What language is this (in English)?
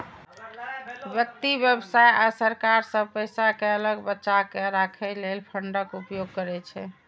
Maithili